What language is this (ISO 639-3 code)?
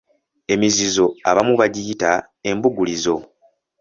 lug